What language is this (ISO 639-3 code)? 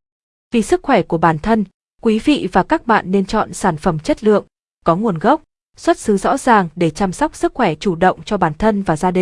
vie